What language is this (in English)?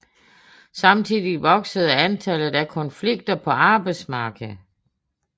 Danish